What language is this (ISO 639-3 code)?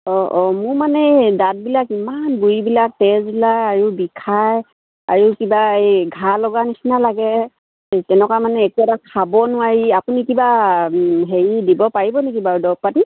asm